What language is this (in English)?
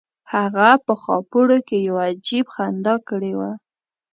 Pashto